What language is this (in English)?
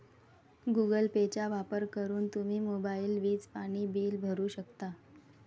Marathi